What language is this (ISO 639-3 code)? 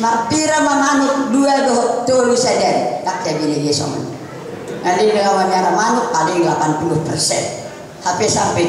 ind